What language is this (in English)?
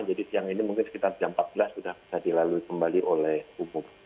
Indonesian